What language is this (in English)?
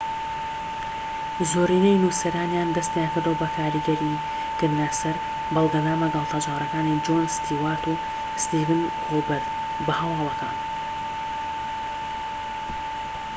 Central Kurdish